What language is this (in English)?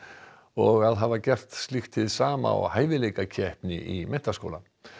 Icelandic